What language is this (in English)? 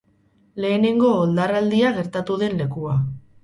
Basque